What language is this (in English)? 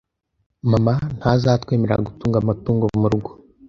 Kinyarwanda